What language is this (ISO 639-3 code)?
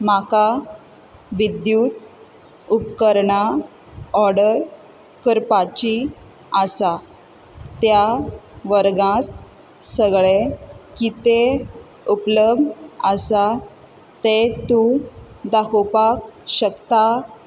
kok